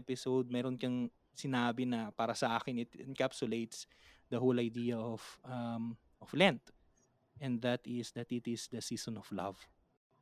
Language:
Filipino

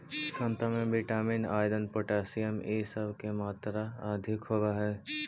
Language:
Magahi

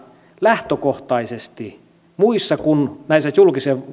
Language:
Finnish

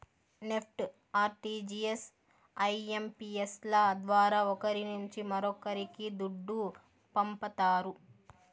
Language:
Telugu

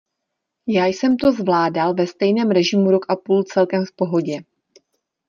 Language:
Czech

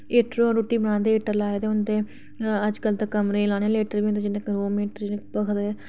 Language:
Dogri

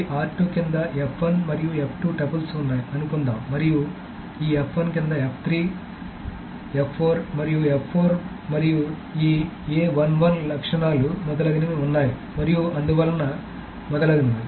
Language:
Telugu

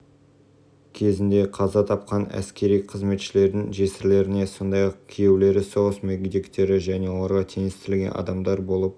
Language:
Kazakh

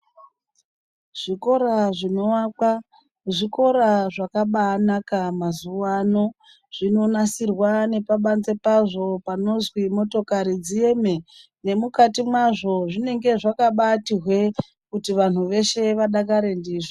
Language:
Ndau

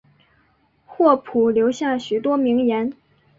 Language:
Chinese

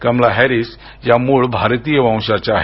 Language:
Marathi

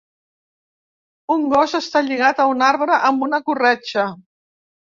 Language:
Catalan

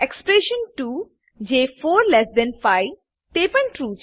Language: Gujarati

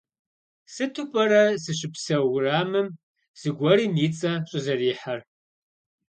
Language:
Kabardian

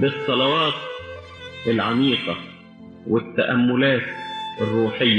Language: Arabic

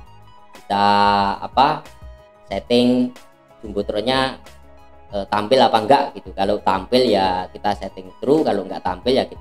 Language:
Indonesian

